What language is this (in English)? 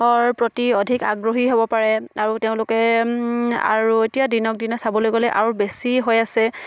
Assamese